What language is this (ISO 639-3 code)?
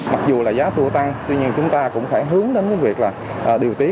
vie